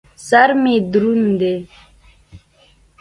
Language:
Pashto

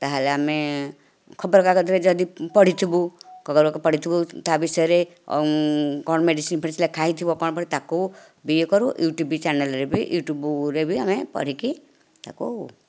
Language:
Odia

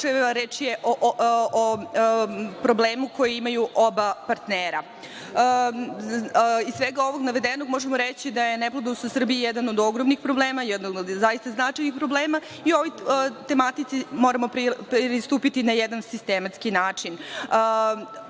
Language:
Serbian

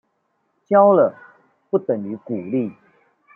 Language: Chinese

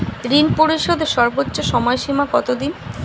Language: Bangla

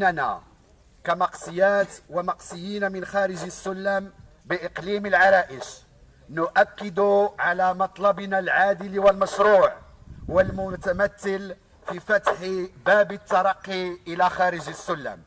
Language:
Arabic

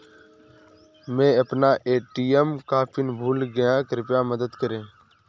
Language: Hindi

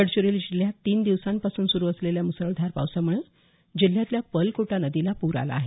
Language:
Marathi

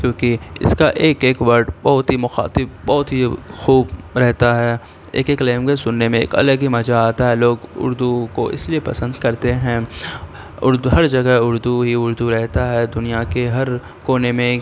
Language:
Urdu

